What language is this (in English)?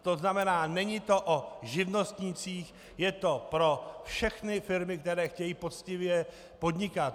Czech